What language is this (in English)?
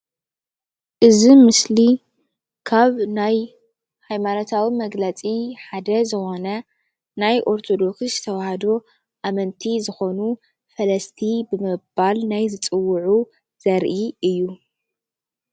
Tigrinya